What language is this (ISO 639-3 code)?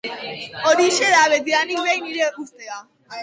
eus